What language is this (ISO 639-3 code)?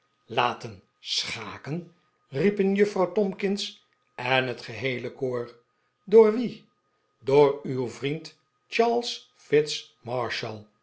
nld